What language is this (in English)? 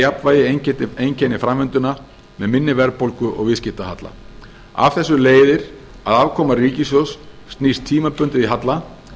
Icelandic